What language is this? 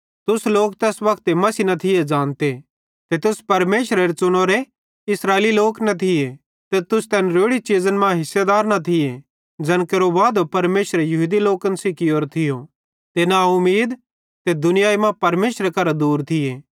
Bhadrawahi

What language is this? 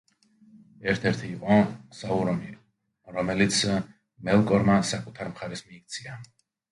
Georgian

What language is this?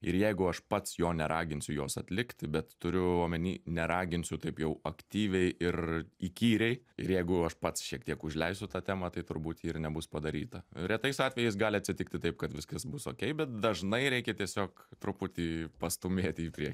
Lithuanian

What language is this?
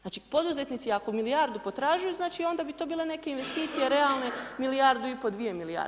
Croatian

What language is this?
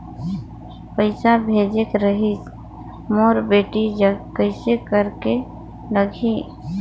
Chhattisgarhi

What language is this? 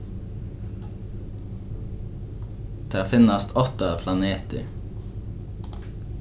Faroese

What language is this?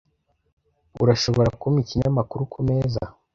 Kinyarwanda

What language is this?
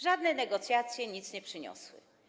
Polish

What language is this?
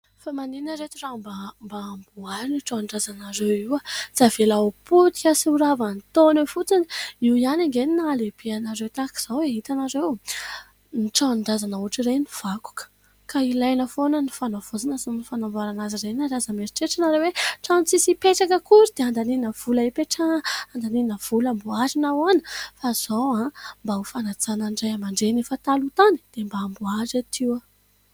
Malagasy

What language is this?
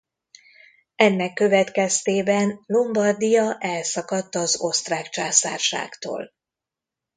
Hungarian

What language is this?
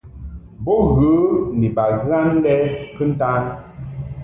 Mungaka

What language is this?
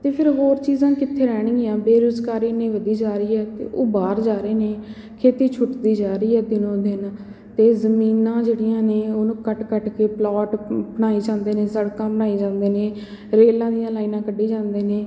Punjabi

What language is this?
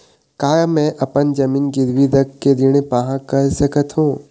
Chhattisgarhi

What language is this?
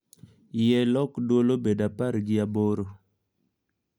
Luo (Kenya and Tanzania)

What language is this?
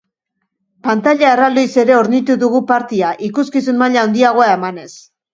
Basque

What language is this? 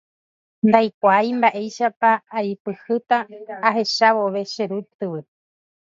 Guarani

